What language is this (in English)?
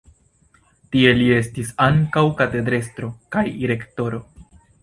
Esperanto